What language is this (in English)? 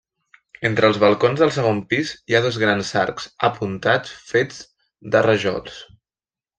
Catalan